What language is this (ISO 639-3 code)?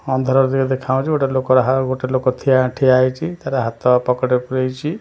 ori